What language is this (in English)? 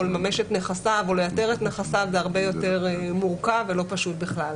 Hebrew